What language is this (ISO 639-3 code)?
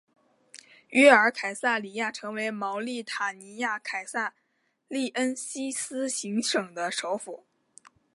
zho